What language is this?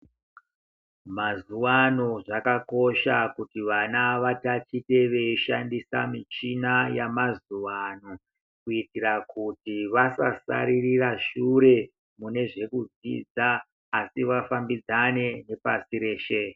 Ndau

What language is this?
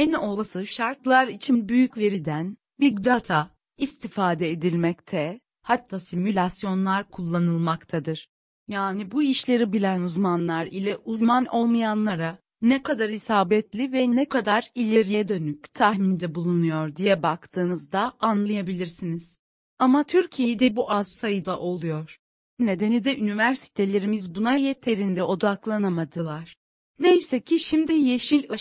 Turkish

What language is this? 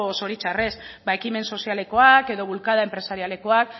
Basque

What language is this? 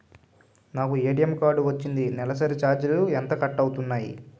Telugu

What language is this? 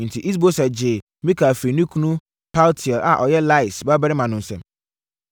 Akan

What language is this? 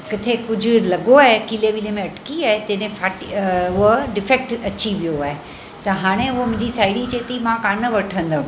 Sindhi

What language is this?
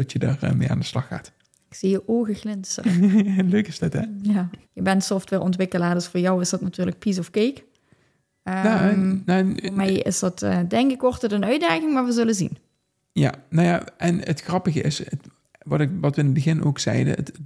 Dutch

